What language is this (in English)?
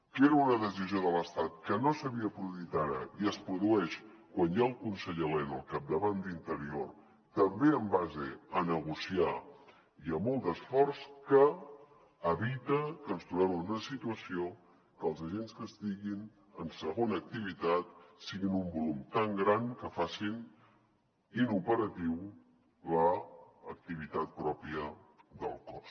Catalan